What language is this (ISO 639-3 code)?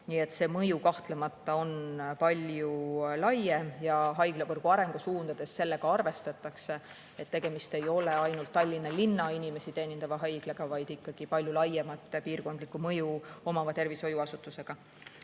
est